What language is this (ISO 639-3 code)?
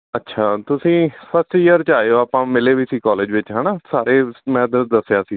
pan